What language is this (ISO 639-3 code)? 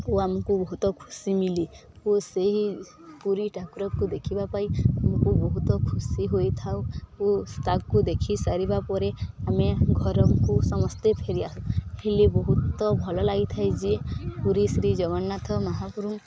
ori